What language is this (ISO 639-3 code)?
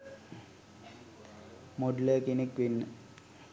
sin